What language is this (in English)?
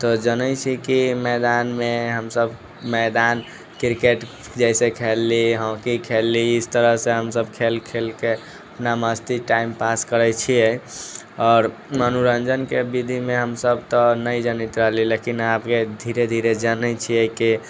Maithili